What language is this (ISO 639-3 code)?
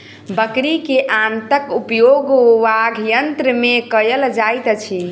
mai